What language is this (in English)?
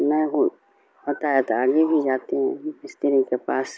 Urdu